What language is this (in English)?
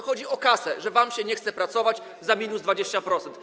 Polish